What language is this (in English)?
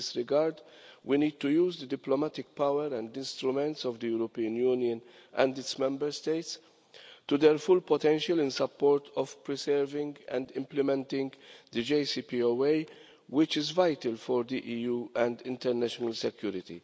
English